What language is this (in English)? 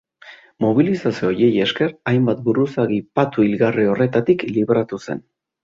Basque